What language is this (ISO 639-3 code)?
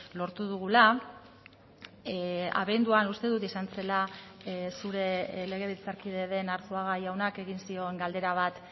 eus